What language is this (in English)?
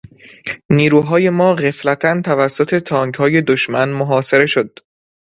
Persian